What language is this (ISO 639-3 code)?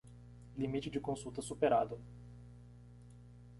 por